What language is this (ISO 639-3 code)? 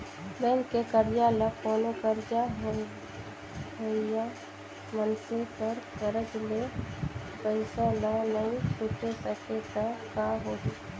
hne